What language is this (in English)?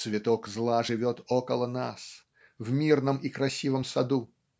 Russian